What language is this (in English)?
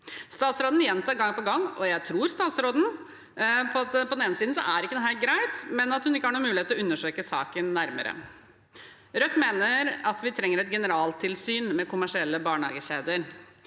Norwegian